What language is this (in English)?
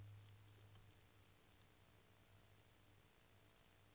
Swedish